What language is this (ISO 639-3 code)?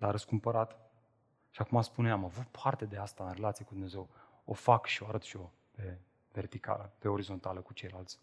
ron